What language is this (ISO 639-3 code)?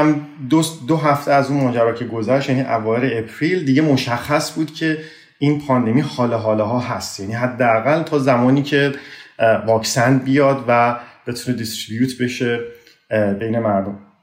fas